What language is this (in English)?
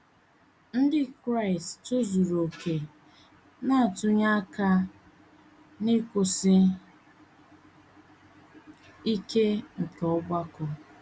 Igbo